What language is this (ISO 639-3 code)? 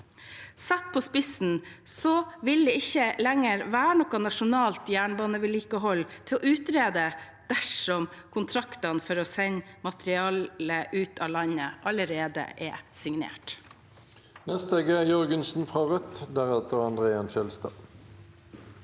nor